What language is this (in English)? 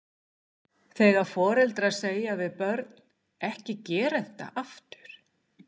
Icelandic